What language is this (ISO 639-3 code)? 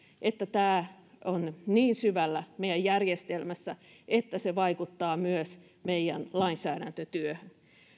fin